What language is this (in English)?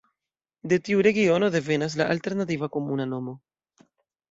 Esperanto